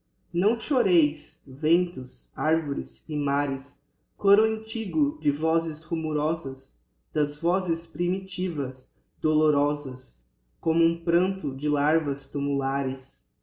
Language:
Portuguese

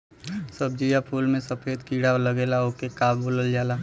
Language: Bhojpuri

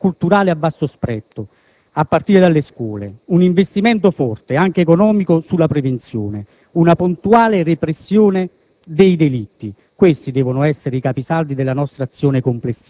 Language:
Italian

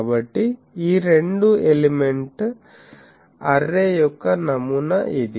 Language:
Telugu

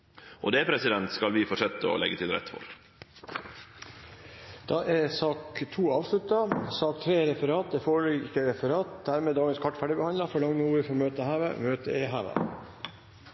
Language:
Norwegian Nynorsk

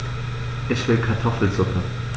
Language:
German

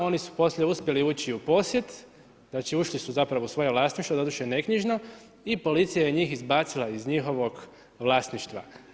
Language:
Croatian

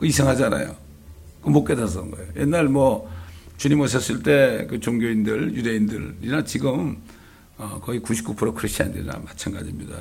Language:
Korean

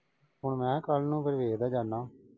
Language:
Punjabi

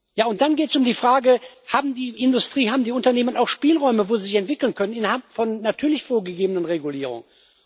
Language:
German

